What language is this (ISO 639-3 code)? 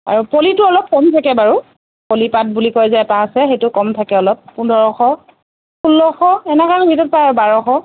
asm